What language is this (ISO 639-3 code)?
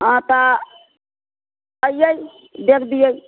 mai